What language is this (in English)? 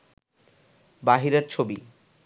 Bangla